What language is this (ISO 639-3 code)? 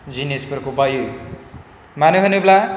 brx